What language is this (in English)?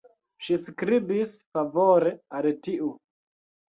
Esperanto